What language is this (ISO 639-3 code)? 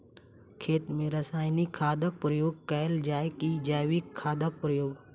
mai